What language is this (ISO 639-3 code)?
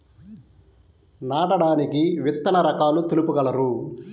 tel